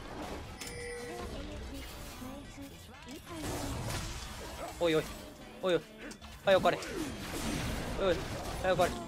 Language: Japanese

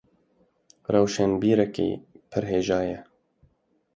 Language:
Kurdish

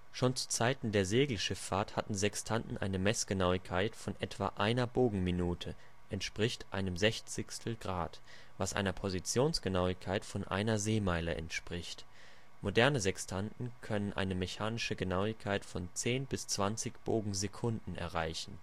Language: German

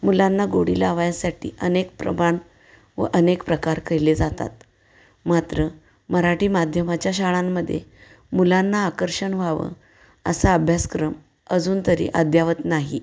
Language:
Marathi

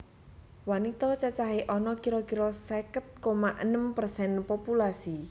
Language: Javanese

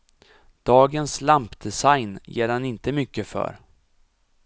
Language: Swedish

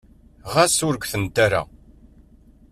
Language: Kabyle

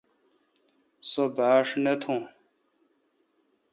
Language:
Kalkoti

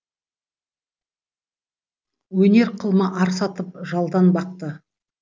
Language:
Kazakh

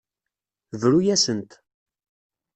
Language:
Kabyle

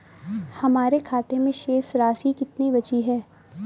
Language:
Hindi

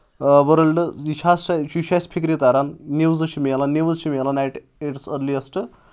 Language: Kashmiri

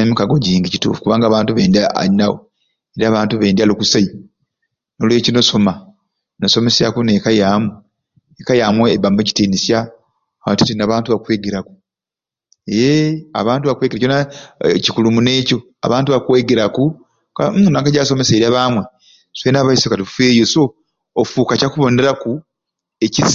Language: Ruuli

